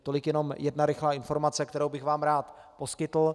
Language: Czech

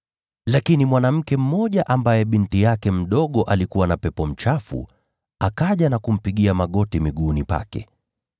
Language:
Swahili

